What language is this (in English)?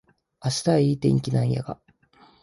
Japanese